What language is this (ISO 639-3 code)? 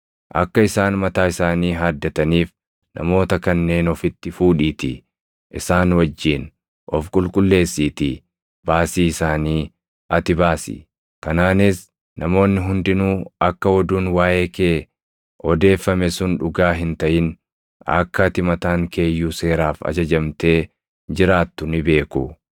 orm